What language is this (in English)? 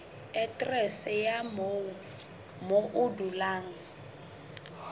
Southern Sotho